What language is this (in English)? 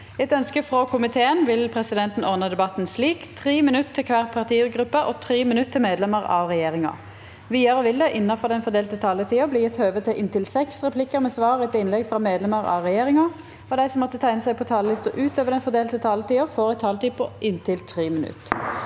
Norwegian